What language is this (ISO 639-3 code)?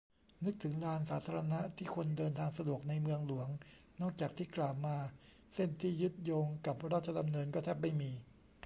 tha